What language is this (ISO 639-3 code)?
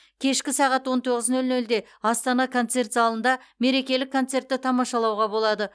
kaz